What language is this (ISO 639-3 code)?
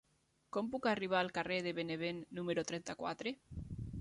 cat